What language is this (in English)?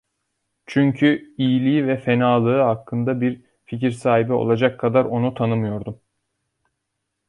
Turkish